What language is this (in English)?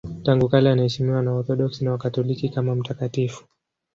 Swahili